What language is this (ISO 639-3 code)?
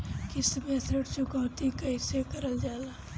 bho